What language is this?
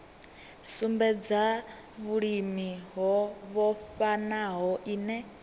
Venda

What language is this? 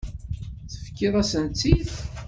Kabyle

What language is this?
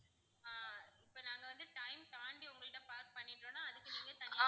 Tamil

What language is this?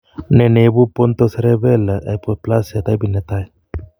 Kalenjin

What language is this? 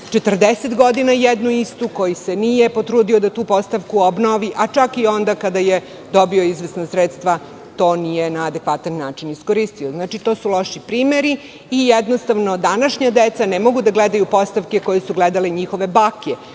Serbian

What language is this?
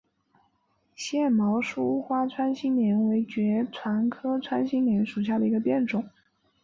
Chinese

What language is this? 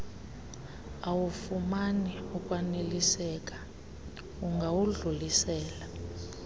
Xhosa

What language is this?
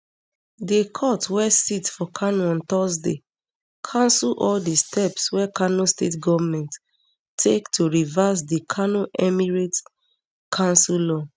Nigerian Pidgin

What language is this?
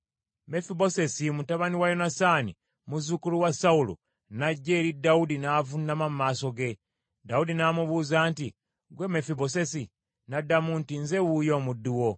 Ganda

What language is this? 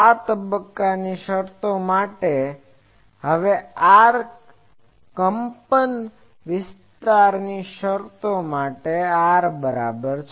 Gujarati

